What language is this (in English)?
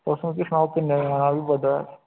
Dogri